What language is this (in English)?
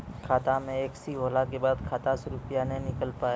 Maithili